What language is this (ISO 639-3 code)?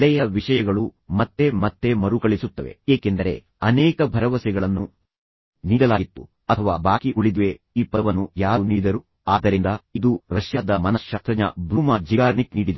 kan